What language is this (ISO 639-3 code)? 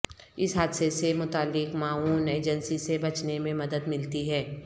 urd